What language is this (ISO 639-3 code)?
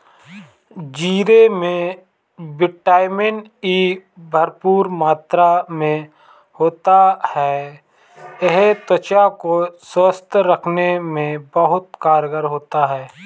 hin